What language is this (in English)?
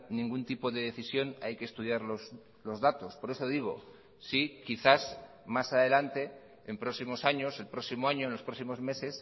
Spanish